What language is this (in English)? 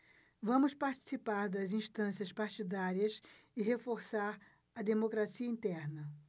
Portuguese